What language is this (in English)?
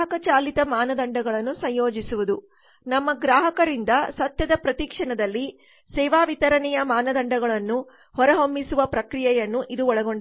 Kannada